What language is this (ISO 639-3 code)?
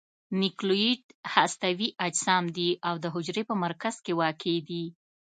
pus